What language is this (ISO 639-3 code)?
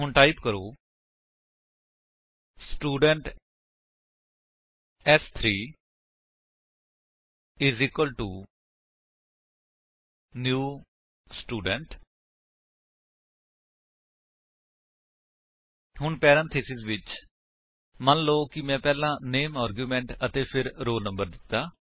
pan